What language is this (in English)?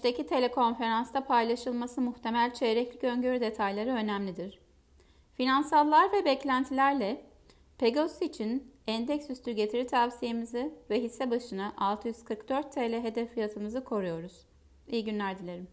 Turkish